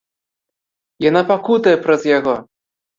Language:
Belarusian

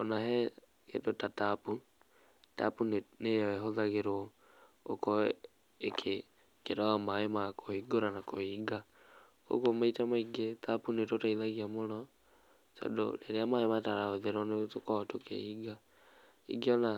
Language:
Kikuyu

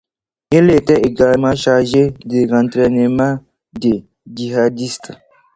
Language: French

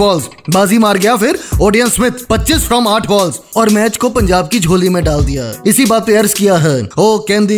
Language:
Hindi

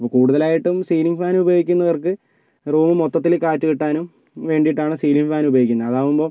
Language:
Malayalam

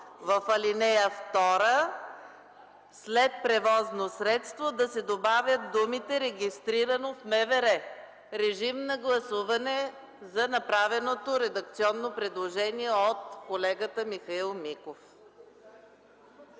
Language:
Bulgarian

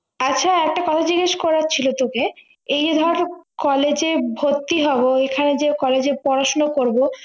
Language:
Bangla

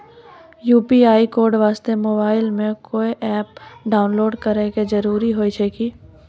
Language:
Maithili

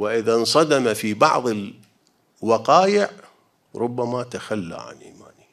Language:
Arabic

